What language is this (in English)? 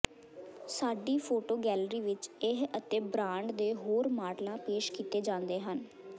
Punjabi